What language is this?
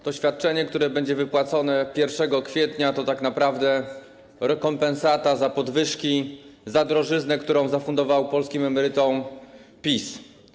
Polish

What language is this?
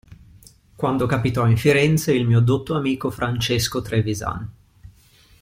Italian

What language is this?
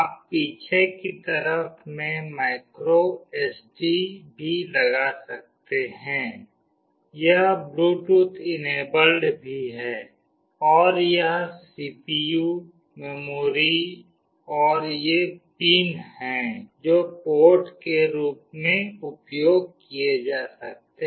Hindi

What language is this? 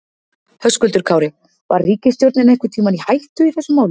Icelandic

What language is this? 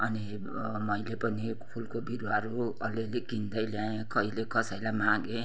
Nepali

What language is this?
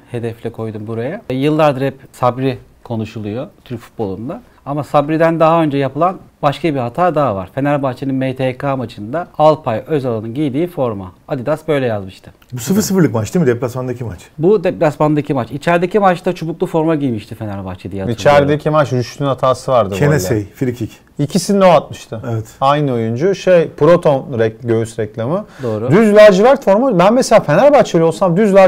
Turkish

